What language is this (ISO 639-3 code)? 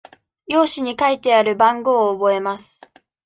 jpn